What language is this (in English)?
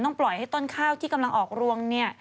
Thai